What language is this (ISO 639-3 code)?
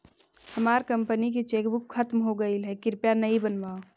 mag